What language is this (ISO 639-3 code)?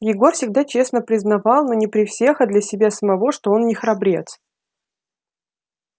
rus